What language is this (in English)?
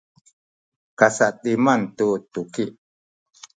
Sakizaya